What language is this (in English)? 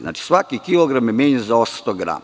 Serbian